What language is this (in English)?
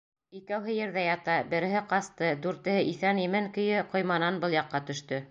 Bashkir